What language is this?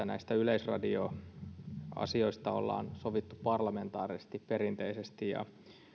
Finnish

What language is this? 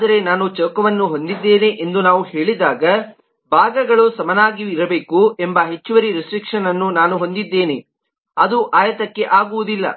Kannada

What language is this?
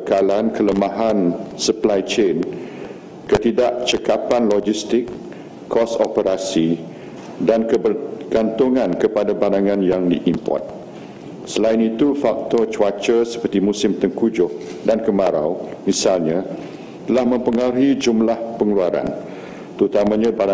Malay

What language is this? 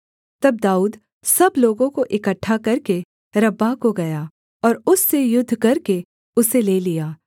Hindi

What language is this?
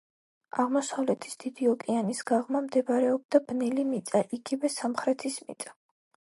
Georgian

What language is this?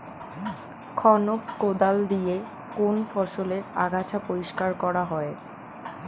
Bangla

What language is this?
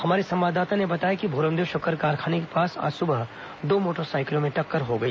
Hindi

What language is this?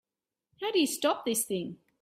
English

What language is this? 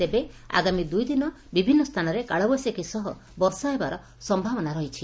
Odia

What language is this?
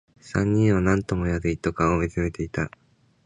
Japanese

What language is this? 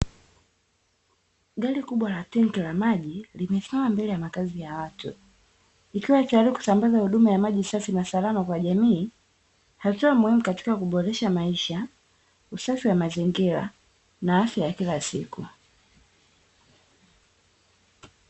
Swahili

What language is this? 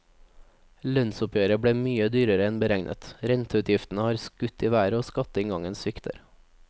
Norwegian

